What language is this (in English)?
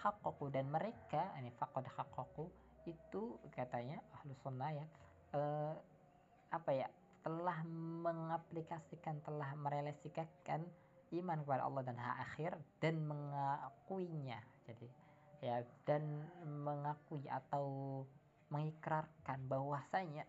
Indonesian